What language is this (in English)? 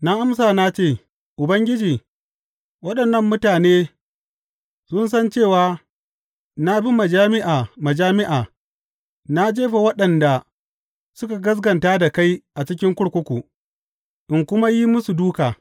Hausa